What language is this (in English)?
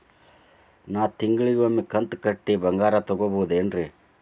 Kannada